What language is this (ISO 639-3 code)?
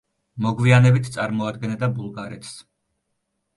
kat